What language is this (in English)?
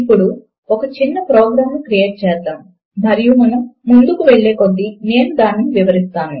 Telugu